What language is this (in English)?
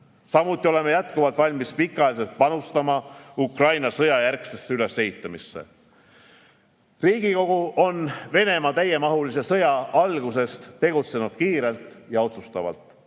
Estonian